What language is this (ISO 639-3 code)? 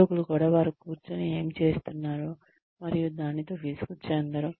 tel